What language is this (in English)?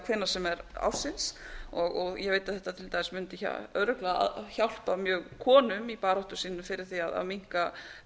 Icelandic